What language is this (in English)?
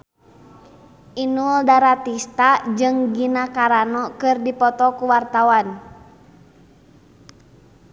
Sundanese